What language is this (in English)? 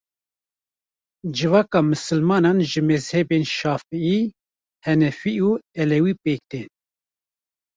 Kurdish